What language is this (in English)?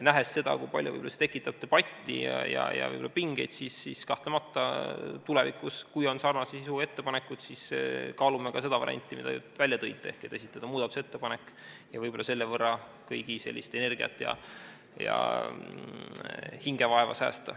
Estonian